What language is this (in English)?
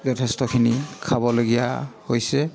Assamese